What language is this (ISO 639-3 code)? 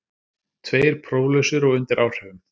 isl